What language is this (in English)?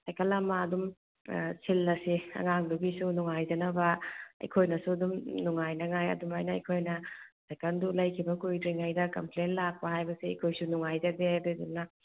Manipuri